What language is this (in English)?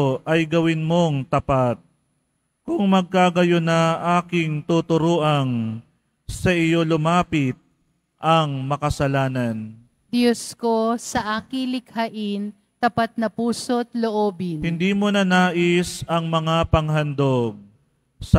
Filipino